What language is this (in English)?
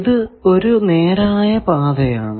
Malayalam